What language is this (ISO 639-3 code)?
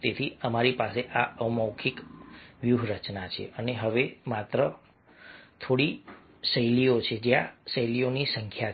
guj